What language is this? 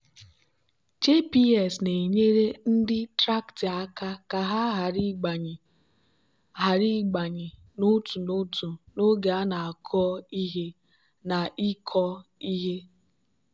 Igbo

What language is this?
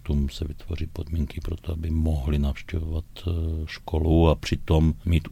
Czech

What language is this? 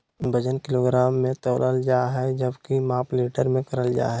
Magahi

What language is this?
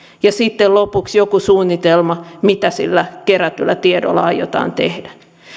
Finnish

